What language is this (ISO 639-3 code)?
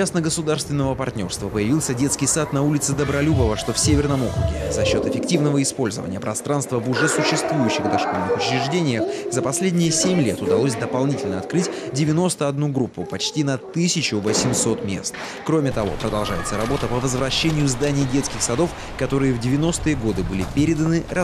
rus